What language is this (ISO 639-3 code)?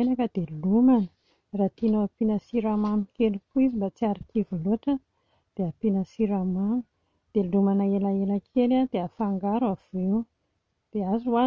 mlg